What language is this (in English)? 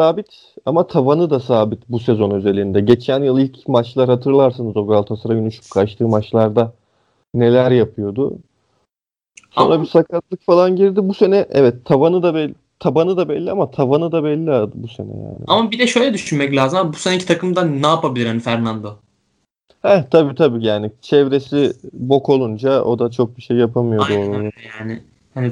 Turkish